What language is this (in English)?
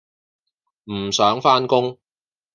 Cantonese